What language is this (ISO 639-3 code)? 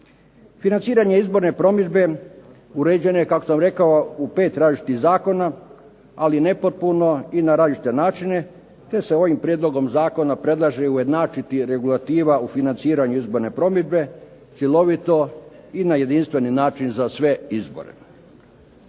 hrv